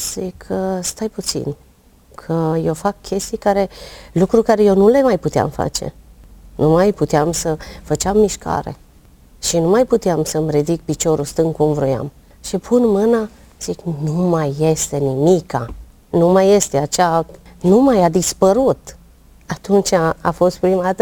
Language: Romanian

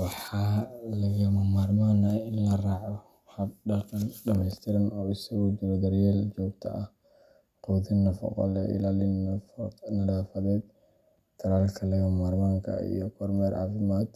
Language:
Somali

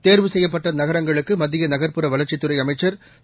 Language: Tamil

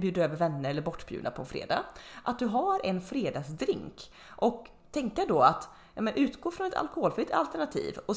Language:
Swedish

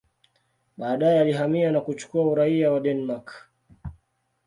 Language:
Swahili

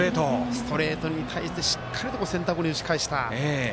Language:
Japanese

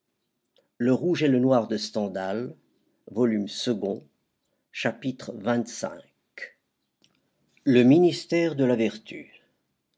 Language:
French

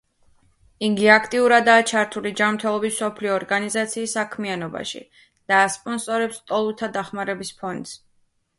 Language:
Georgian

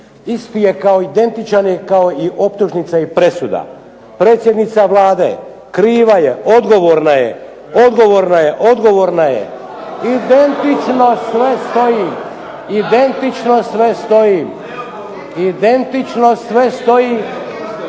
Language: Croatian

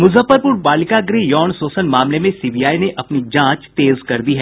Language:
Hindi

